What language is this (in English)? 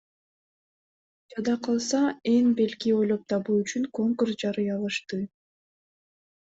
Kyrgyz